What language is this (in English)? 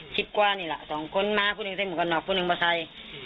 Thai